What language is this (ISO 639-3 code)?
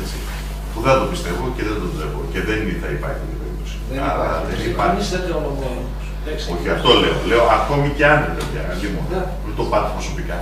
ell